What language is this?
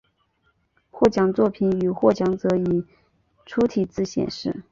Chinese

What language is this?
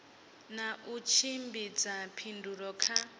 Venda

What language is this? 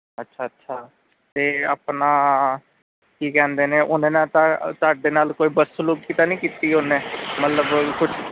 Punjabi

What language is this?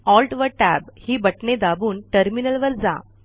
Marathi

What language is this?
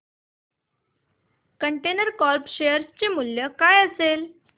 Marathi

